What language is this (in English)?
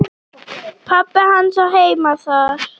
Icelandic